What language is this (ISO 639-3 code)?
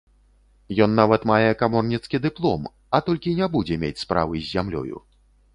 bel